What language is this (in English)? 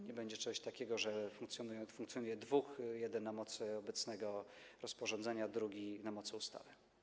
Polish